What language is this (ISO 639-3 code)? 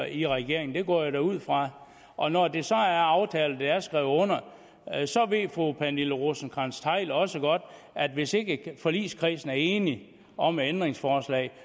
dan